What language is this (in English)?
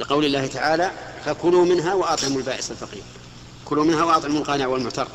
Arabic